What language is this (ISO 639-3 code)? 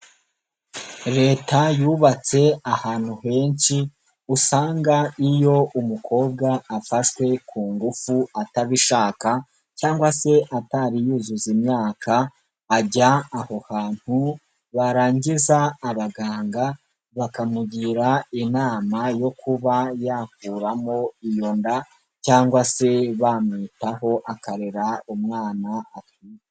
kin